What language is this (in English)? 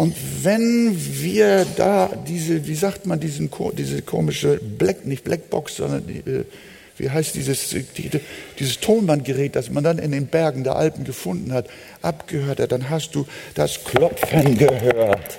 German